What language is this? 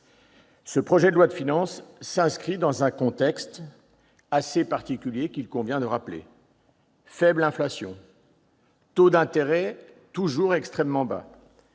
French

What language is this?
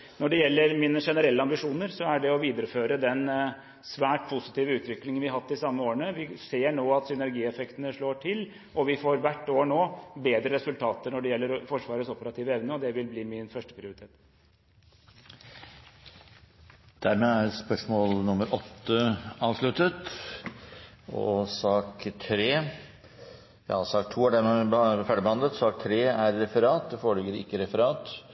Norwegian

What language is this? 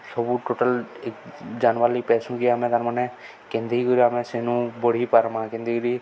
Odia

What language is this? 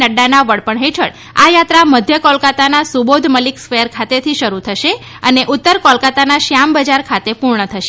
Gujarati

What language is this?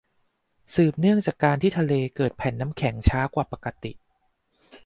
Thai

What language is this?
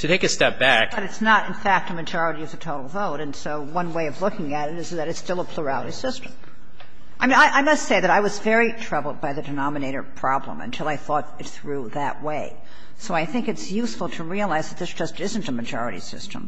English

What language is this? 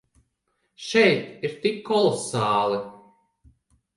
Latvian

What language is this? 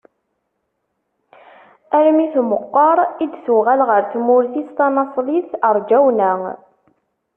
Kabyle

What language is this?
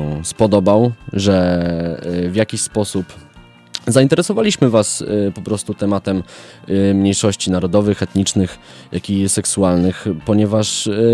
Polish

